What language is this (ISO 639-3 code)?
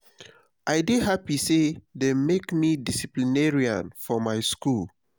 pcm